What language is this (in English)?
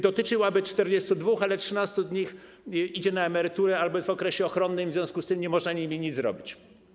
Polish